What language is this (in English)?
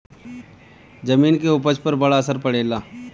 Bhojpuri